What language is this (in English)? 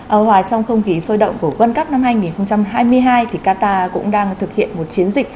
Vietnamese